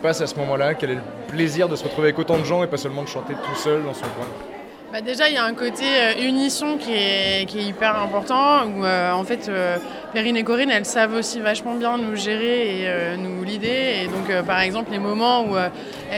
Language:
French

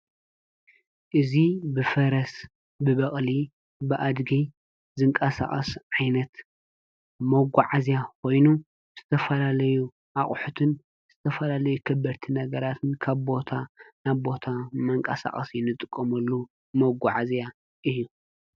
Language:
Tigrinya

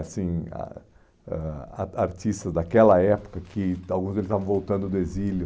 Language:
Portuguese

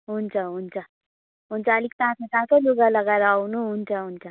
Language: Nepali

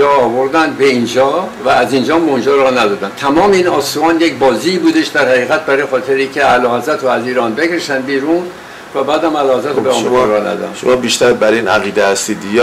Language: Persian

